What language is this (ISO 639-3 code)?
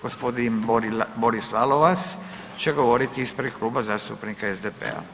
hrv